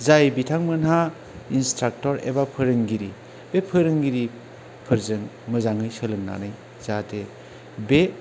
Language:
Bodo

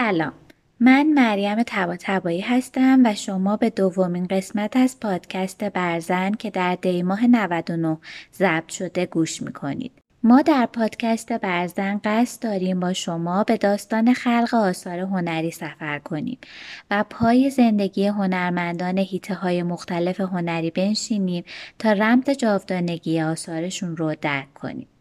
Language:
Persian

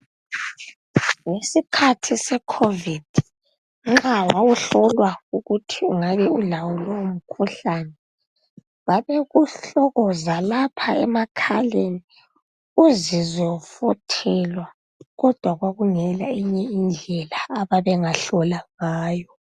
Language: North Ndebele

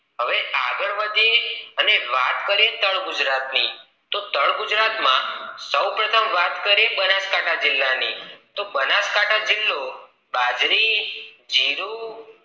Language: Gujarati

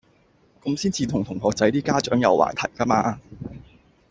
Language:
Cantonese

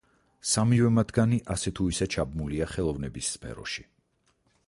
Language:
Georgian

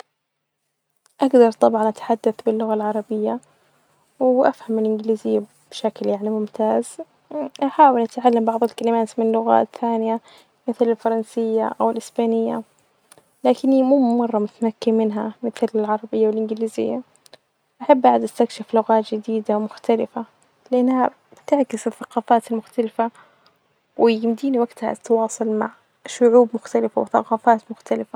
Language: Najdi Arabic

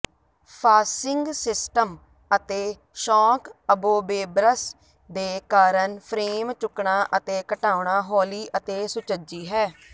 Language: Punjabi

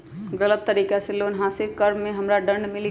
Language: Magahi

